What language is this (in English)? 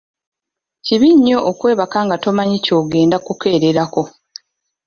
Ganda